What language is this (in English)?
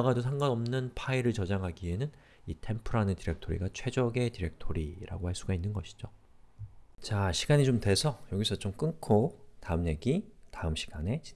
Korean